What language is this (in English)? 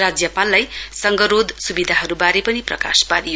Nepali